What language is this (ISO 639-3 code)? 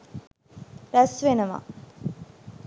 sin